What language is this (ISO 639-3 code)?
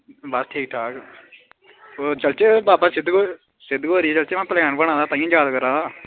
doi